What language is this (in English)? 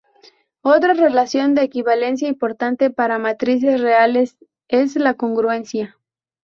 Spanish